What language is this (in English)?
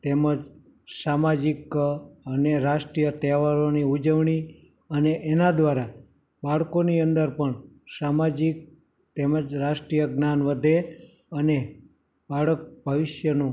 Gujarati